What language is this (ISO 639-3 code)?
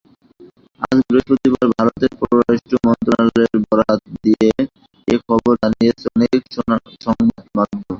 ben